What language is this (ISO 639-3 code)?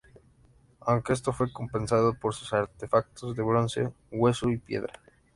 spa